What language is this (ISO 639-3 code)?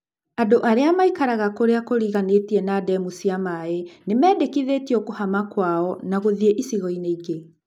kik